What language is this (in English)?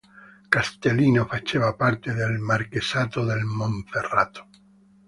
Italian